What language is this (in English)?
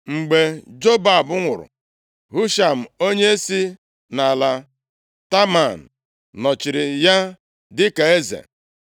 Igbo